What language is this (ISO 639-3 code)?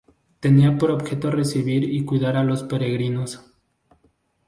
spa